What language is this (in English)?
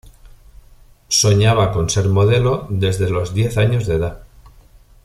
Spanish